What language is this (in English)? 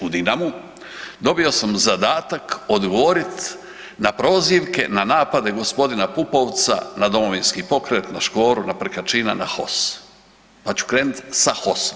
Croatian